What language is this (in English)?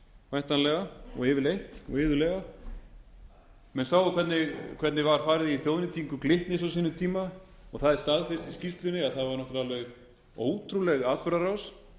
Icelandic